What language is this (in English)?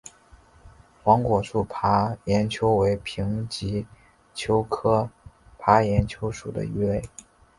Chinese